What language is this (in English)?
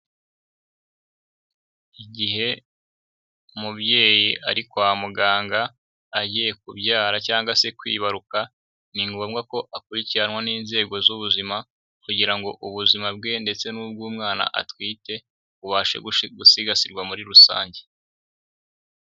Kinyarwanda